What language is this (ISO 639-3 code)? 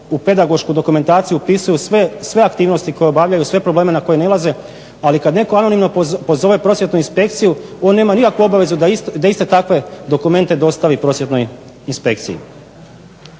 hrv